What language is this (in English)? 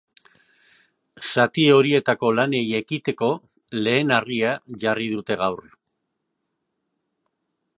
Basque